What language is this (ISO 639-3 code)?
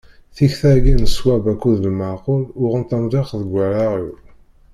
kab